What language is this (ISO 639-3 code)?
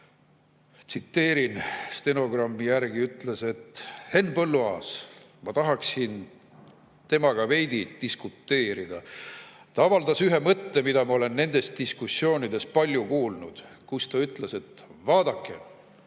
est